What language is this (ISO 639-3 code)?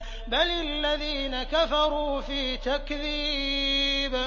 ara